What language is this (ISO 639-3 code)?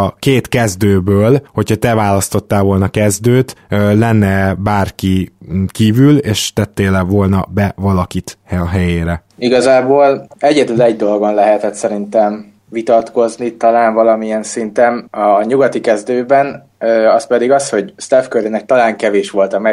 hun